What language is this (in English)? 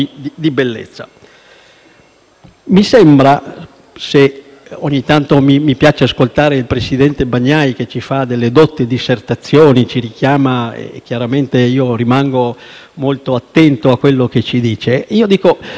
Italian